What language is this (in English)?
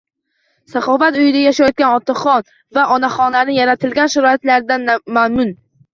Uzbek